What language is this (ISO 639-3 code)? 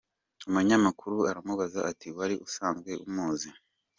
kin